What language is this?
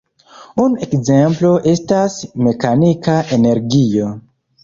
Esperanto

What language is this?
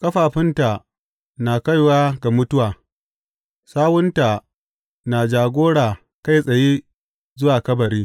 Hausa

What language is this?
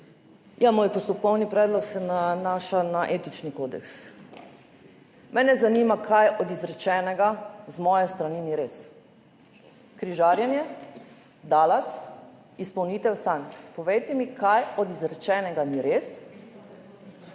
Slovenian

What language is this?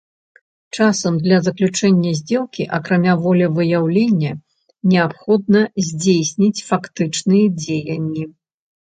Belarusian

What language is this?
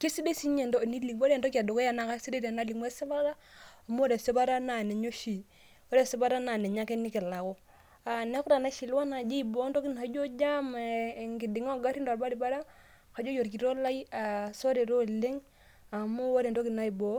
Masai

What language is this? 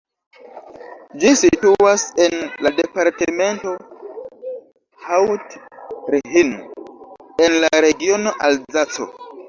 Esperanto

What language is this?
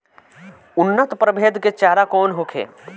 Bhojpuri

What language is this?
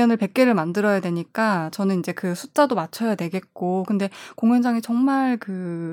Korean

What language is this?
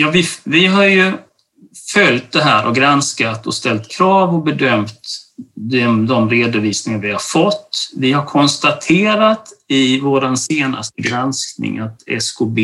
Swedish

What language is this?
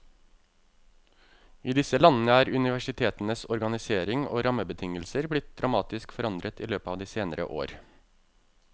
Norwegian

